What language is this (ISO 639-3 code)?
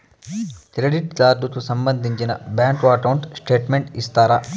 tel